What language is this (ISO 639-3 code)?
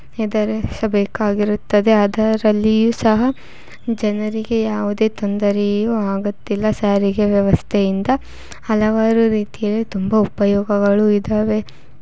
kan